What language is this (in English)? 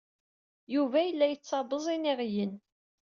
Kabyle